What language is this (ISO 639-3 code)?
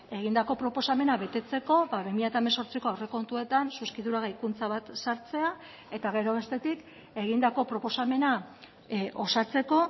eus